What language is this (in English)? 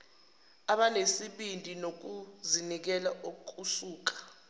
Zulu